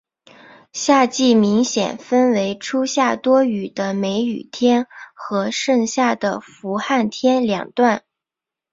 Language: Chinese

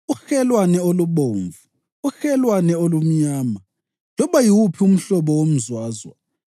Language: North Ndebele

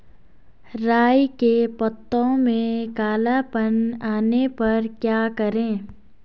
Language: Hindi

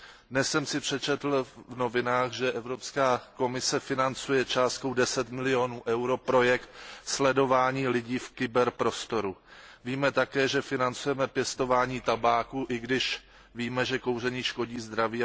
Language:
Czech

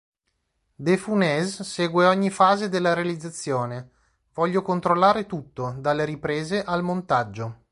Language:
Italian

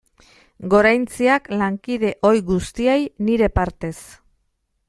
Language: Basque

